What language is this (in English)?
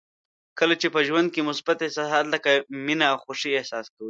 Pashto